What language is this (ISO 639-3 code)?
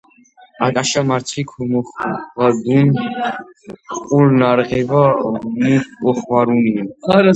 kat